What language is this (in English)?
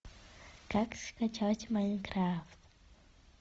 Russian